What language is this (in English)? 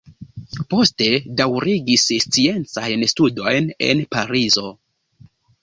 Esperanto